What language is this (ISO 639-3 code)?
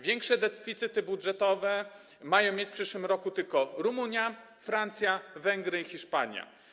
pol